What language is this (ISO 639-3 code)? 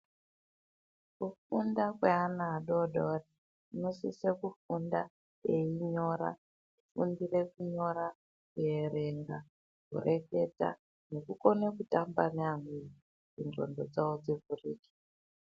ndc